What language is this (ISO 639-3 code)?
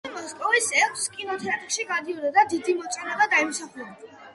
kat